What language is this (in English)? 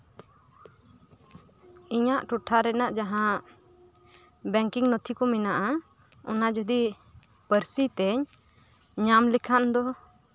Santali